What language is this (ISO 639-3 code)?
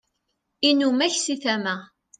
kab